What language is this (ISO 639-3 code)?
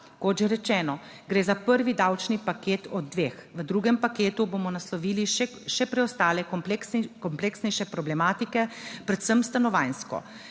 slv